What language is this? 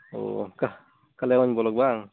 Santali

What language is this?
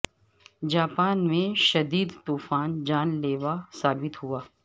Urdu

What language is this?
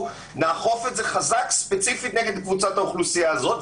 Hebrew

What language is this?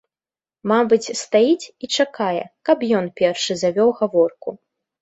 Belarusian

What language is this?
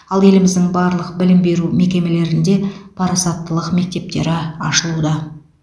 Kazakh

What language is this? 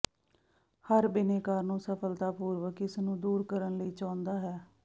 Punjabi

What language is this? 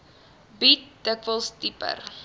Afrikaans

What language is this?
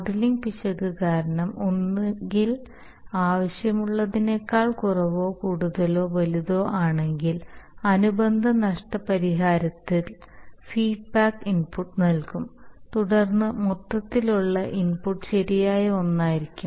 Malayalam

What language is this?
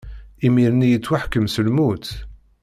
Kabyle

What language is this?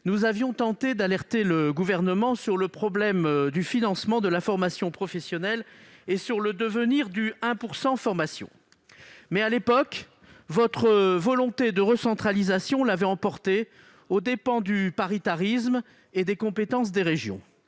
French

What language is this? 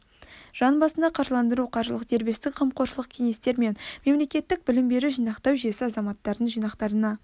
Kazakh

